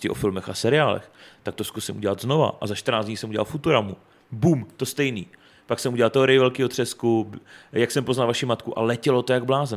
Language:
Czech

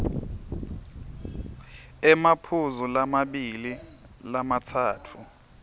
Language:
Swati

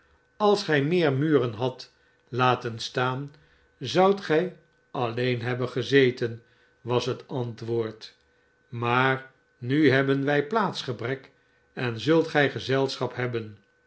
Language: Dutch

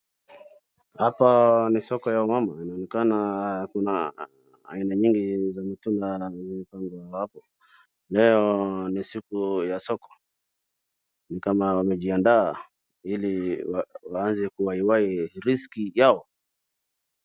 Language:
Swahili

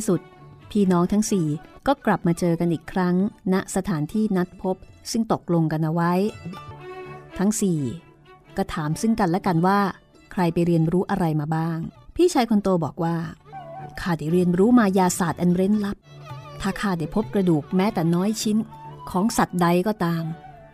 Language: Thai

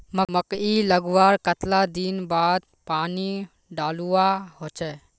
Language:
Magahi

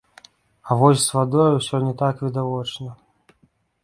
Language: Belarusian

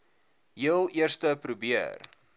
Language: Afrikaans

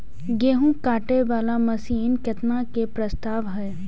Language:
Maithili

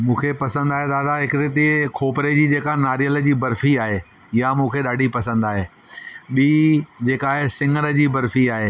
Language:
Sindhi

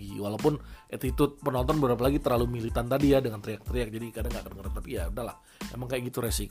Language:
Indonesian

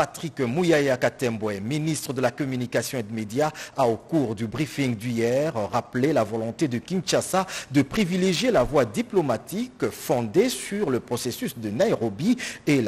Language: French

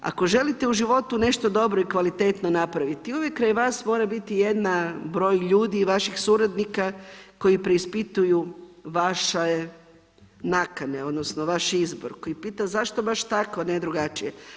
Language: Croatian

